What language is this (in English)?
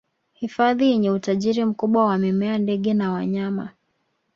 Swahili